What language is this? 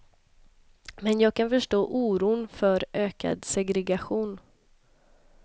Swedish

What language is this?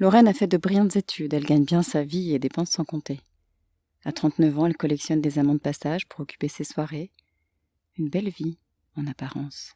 French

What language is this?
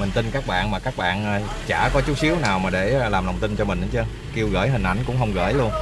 Vietnamese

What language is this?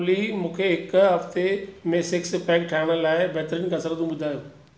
Sindhi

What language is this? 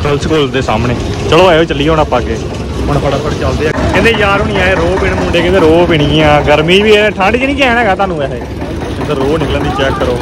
Punjabi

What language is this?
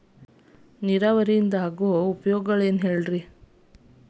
Kannada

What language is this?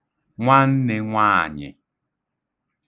Igbo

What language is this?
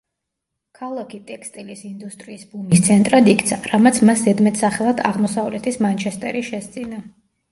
Georgian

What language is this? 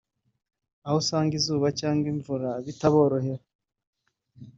Kinyarwanda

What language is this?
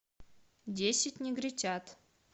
Russian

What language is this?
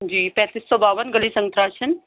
Urdu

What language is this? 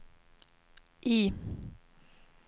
Swedish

